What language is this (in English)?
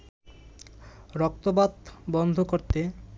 Bangla